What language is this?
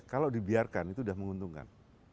Indonesian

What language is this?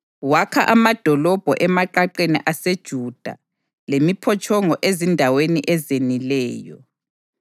North Ndebele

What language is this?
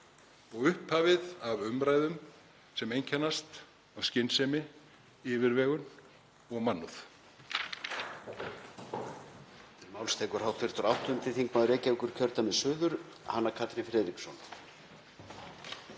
Icelandic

